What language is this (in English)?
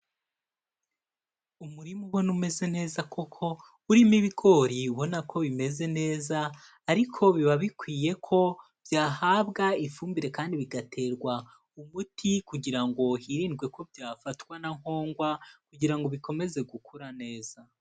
Kinyarwanda